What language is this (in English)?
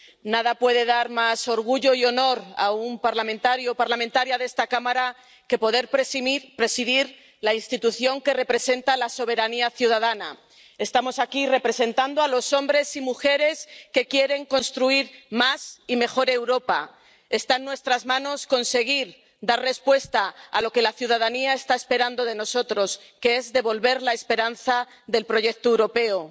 Spanish